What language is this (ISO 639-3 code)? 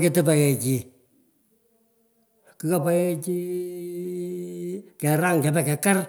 pko